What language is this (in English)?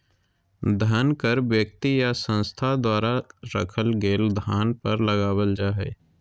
Magahi